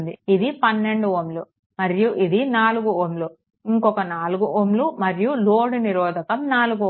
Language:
Telugu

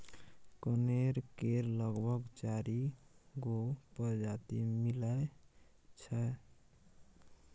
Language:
Maithili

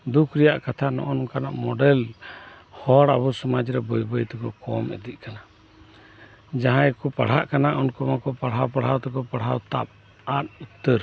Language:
Santali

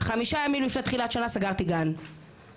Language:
Hebrew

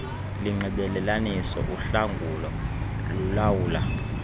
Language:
Xhosa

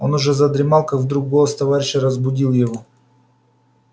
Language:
Russian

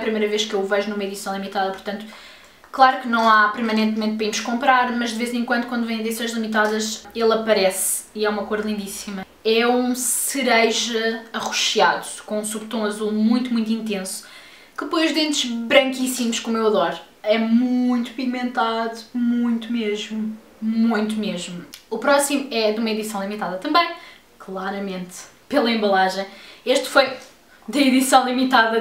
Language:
Portuguese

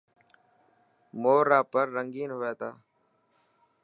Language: Dhatki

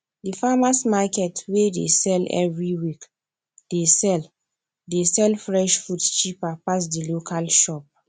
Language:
Nigerian Pidgin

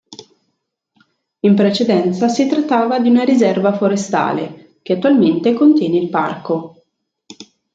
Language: Italian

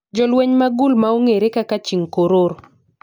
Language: Luo (Kenya and Tanzania)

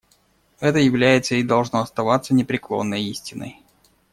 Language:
Russian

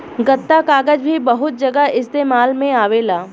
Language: Bhojpuri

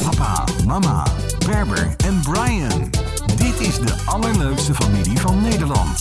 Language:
Dutch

